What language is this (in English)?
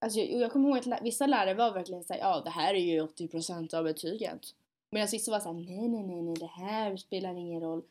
Swedish